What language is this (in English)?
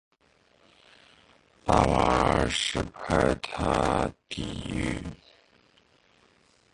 Chinese